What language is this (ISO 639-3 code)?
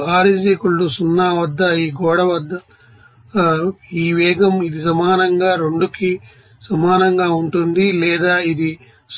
tel